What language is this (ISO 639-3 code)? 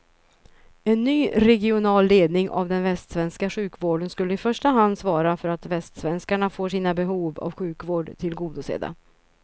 swe